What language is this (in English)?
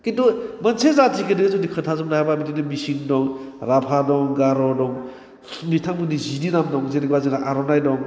Bodo